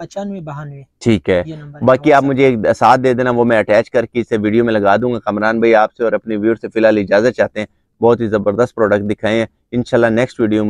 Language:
Hindi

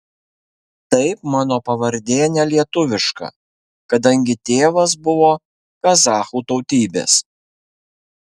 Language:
Lithuanian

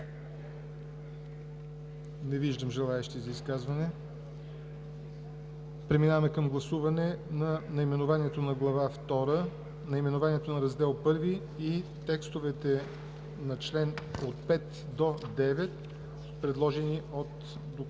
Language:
Bulgarian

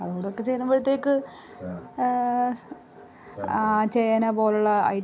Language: Malayalam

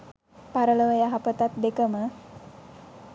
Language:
Sinhala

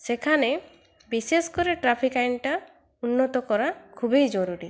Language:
Bangla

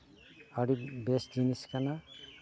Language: Santali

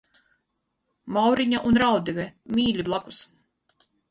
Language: Latvian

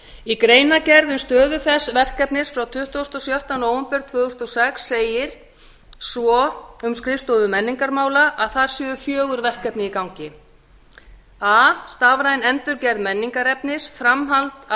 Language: Icelandic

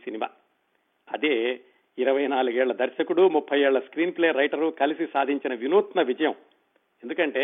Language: Telugu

